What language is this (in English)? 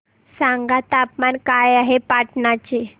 Marathi